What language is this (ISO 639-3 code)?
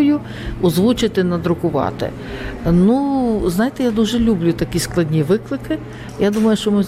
ukr